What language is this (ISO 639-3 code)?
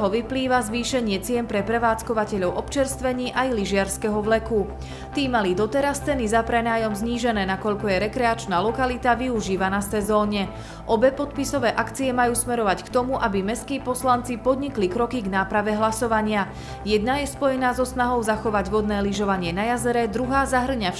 slk